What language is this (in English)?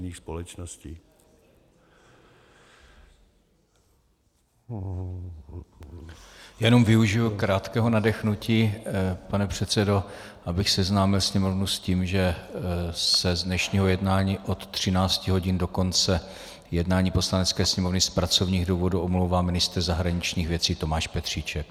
Czech